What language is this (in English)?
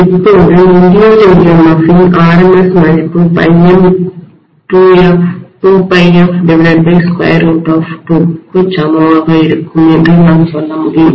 Tamil